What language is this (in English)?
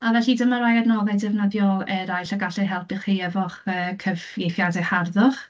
Welsh